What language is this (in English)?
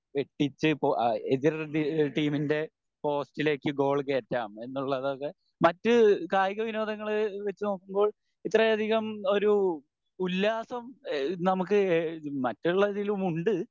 Malayalam